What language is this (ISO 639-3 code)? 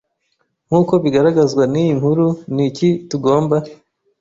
kin